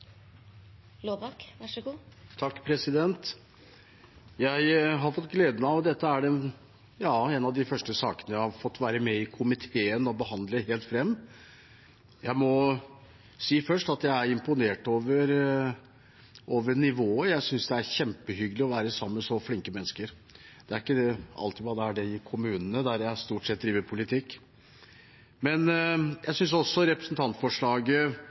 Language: Norwegian Bokmål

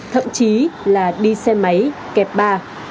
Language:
Vietnamese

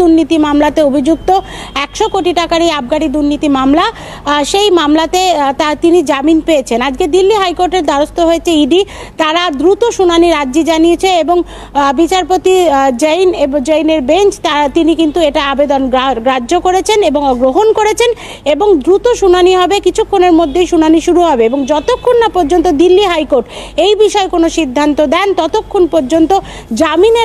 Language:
Bangla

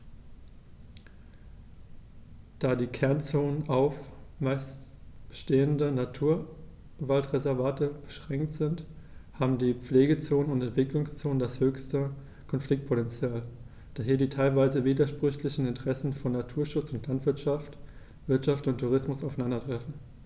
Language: German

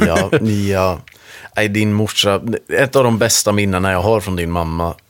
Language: Swedish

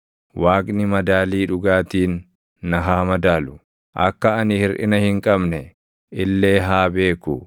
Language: Oromo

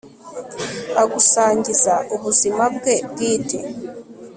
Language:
Kinyarwanda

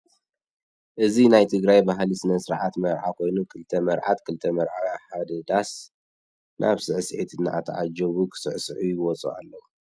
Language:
Tigrinya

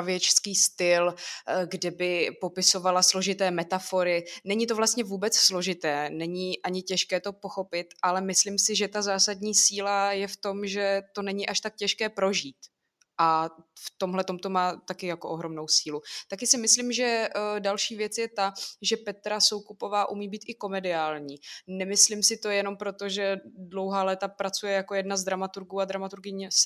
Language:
Czech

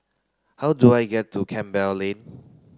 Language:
English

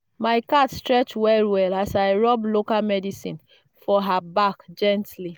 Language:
Nigerian Pidgin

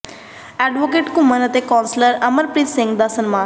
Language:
Punjabi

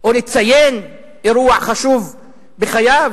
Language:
Hebrew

